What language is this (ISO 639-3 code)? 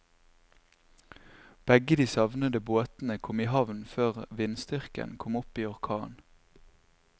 nor